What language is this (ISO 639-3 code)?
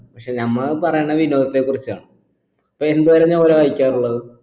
mal